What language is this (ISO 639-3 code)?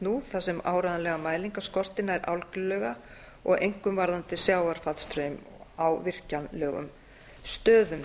isl